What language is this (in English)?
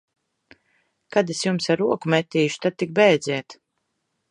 Latvian